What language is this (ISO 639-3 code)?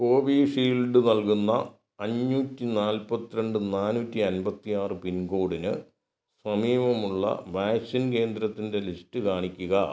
mal